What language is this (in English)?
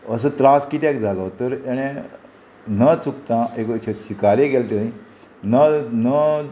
Konkani